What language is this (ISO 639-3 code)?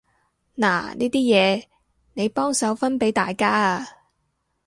yue